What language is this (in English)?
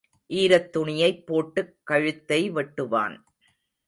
Tamil